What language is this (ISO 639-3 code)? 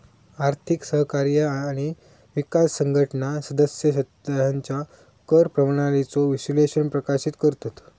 mar